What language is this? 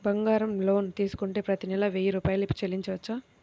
Telugu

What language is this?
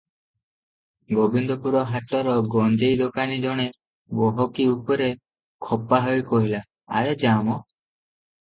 Odia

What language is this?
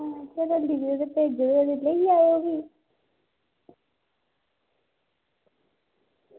Dogri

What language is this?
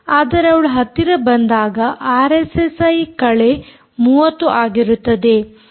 Kannada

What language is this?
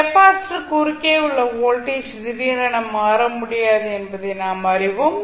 Tamil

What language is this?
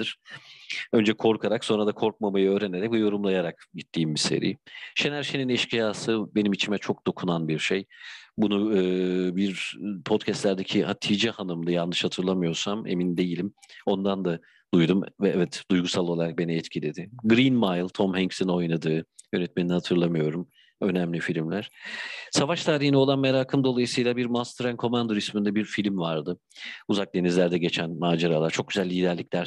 Turkish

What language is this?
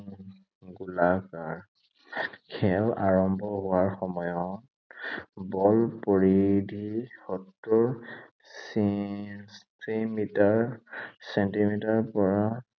Assamese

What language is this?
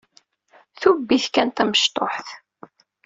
Kabyle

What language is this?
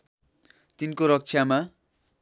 Nepali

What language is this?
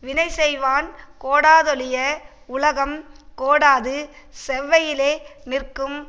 Tamil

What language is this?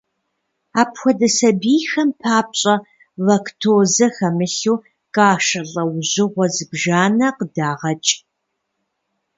Kabardian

